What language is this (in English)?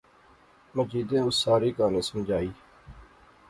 Pahari-Potwari